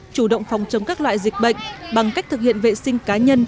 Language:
Vietnamese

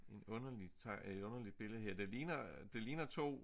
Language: Danish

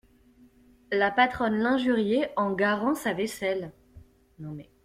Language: French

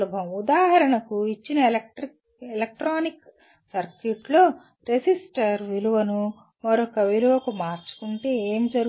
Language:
Telugu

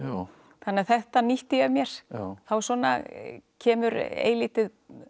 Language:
Icelandic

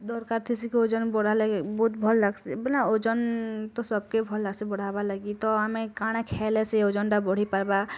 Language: Odia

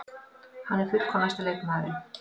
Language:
Icelandic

